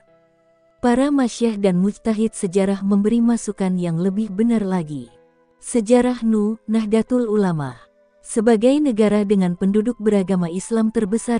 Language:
Indonesian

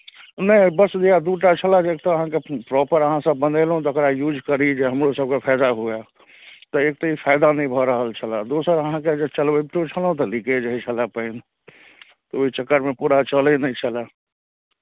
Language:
Maithili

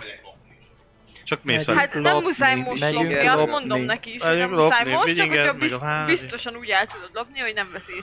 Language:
Hungarian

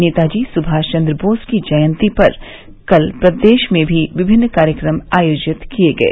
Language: Hindi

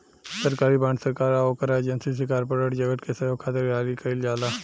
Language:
Bhojpuri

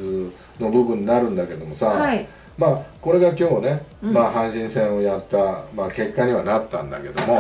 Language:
Japanese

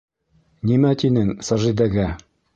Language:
Bashkir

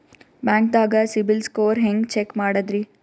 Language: Kannada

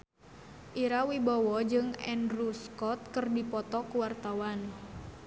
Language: Sundanese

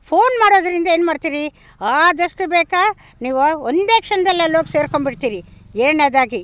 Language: Kannada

